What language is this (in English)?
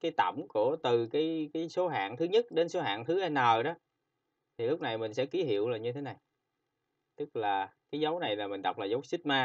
Vietnamese